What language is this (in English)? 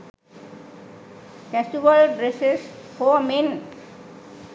Sinhala